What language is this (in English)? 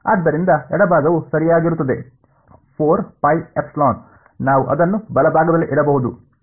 Kannada